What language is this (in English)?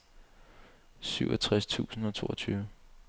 Danish